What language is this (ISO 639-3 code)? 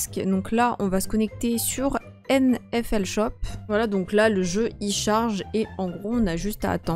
fra